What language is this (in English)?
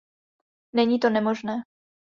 Czech